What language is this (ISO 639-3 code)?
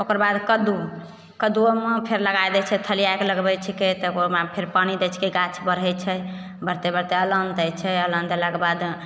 mai